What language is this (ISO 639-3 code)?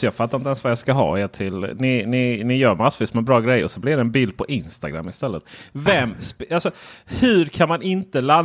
swe